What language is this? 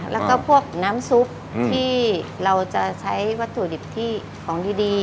Thai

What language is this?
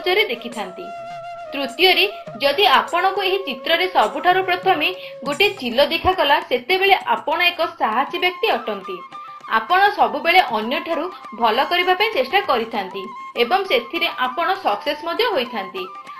Bangla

